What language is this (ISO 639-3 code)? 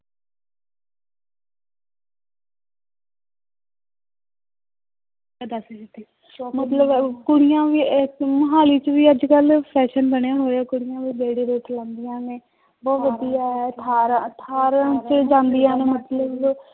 pan